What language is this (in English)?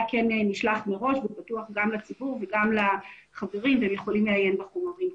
Hebrew